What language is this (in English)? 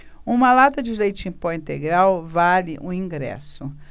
Portuguese